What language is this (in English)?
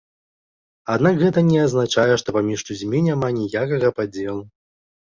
Belarusian